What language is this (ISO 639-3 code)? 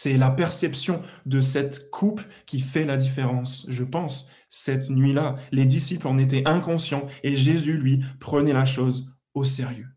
fra